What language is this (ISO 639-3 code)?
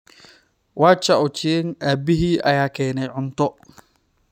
som